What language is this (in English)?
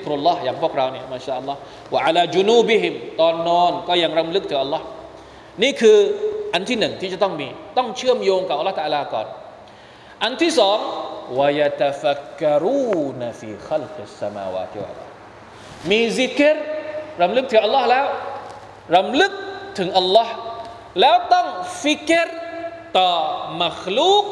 Thai